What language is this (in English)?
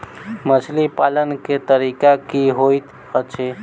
Maithili